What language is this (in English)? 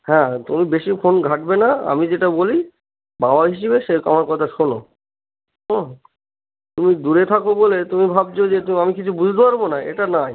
Bangla